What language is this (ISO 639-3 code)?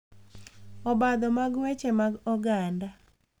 luo